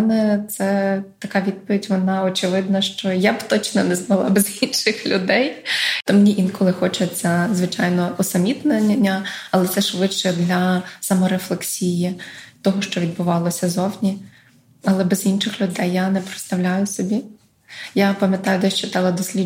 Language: Ukrainian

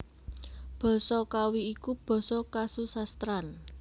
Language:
Javanese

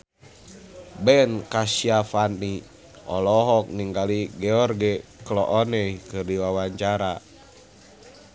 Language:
Sundanese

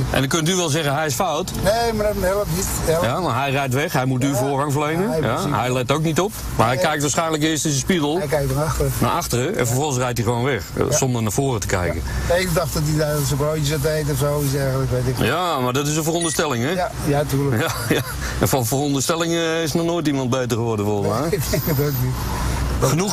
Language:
Dutch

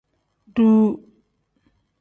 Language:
Tem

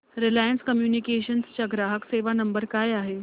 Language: Marathi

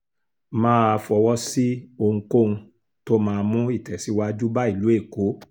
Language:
Yoruba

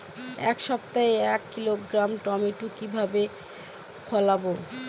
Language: Bangla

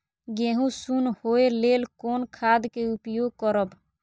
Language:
Maithili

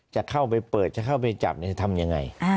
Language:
Thai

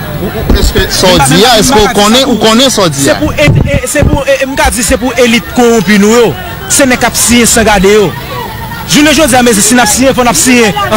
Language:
French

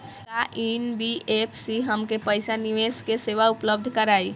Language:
Bhojpuri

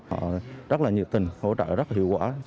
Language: Vietnamese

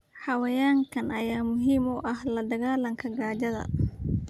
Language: Somali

